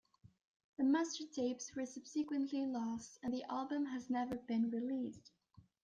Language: English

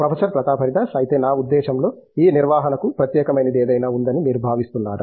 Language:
Telugu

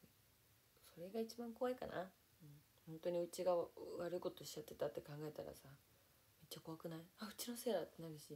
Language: Japanese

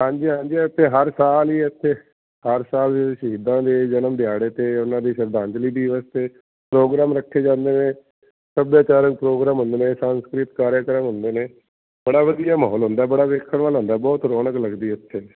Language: Punjabi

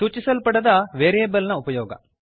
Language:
Kannada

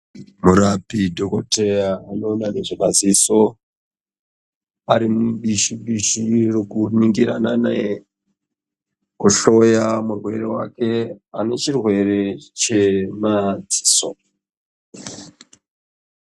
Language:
Ndau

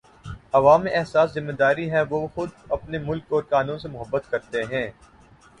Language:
Urdu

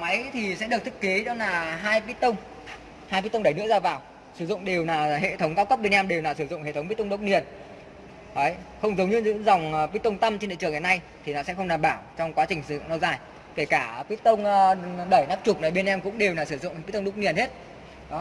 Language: Vietnamese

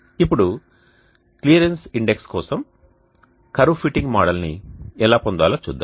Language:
Telugu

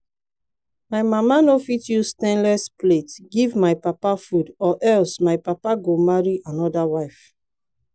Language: Nigerian Pidgin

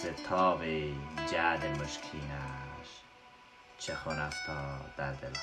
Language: Persian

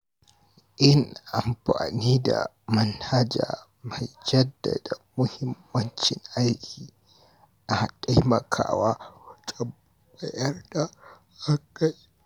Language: Hausa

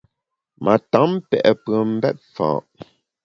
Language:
Bamun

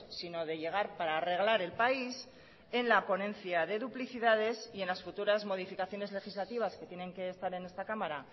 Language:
Spanish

